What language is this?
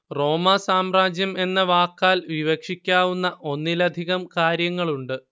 Malayalam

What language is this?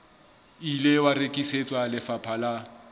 Southern Sotho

